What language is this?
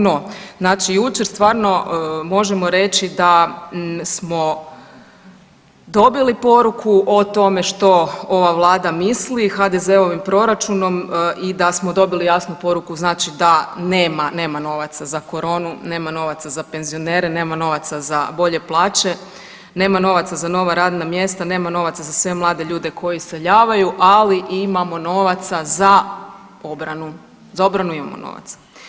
Croatian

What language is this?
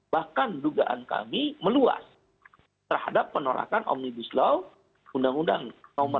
Indonesian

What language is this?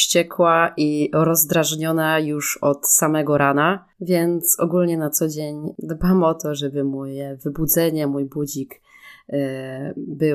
Polish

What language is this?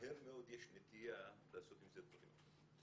Hebrew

